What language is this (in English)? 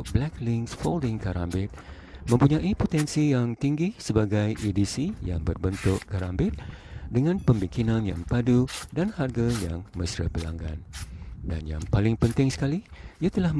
Malay